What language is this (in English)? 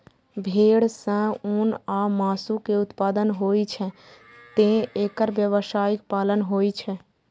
Maithili